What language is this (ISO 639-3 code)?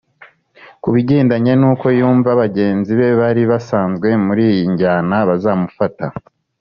kin